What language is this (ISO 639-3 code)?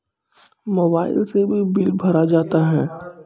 mai